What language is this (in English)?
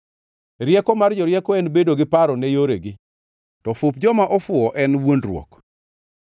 Luo (Kenya and Tanzania)